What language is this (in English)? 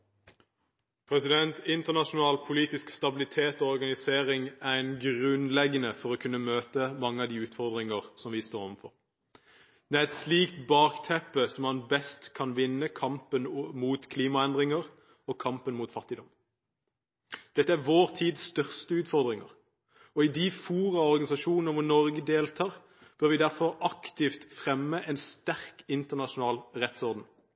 Norwegian Bokmål